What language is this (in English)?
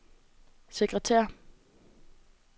Danish